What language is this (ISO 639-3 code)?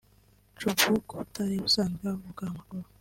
kin